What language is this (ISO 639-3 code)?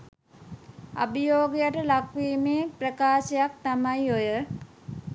sin